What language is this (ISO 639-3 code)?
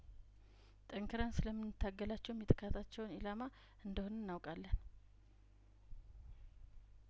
amh